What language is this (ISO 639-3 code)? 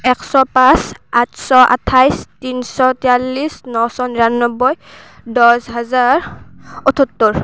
asm